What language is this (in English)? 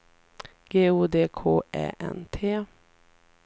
Swedish